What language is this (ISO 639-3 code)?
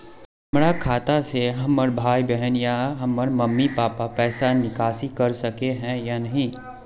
mag